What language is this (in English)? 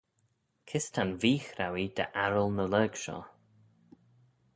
Manx